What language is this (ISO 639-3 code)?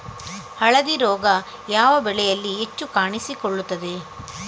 kan